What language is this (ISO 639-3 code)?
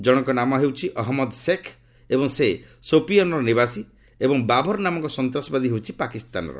ori